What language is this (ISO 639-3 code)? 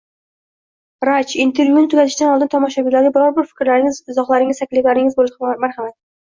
uzb